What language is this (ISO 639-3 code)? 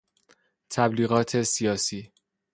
fas